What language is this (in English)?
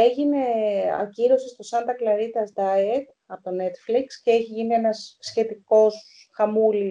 Greek